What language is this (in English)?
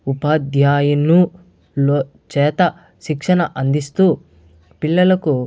Telugu